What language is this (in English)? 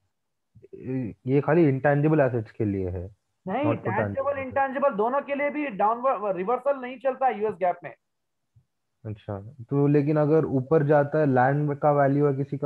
Hindi